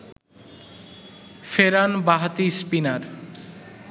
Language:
Bangla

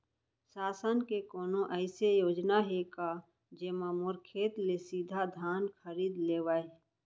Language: Chhattisgarhi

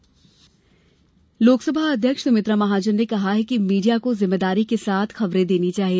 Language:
Hindi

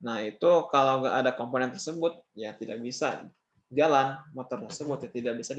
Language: Indonesian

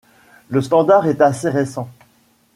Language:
French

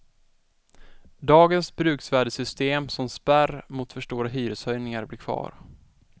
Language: Swedish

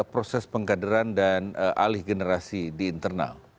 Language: Indonesian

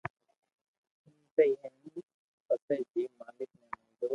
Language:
Loarki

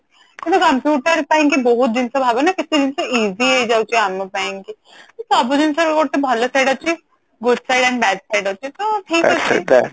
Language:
Odia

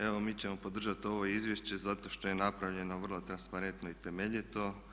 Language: Croatian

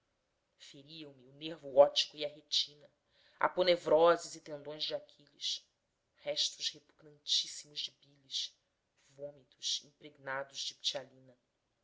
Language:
Portuguese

